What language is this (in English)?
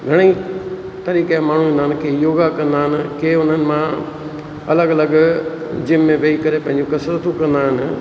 Sindhi